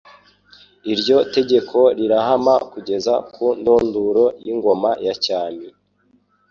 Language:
Kinyarwanda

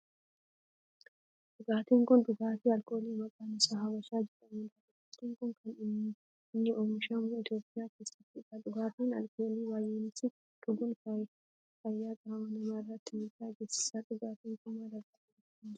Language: Oromo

